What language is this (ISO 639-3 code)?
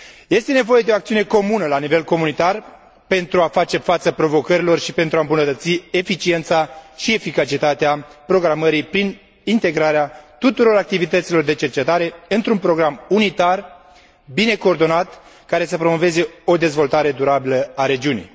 ron